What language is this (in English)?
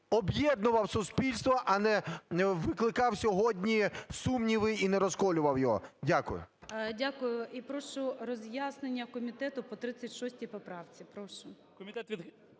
Ukrainian